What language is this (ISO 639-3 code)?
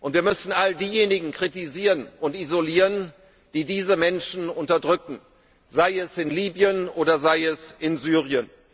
deu